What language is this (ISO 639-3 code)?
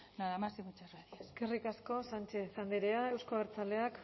eus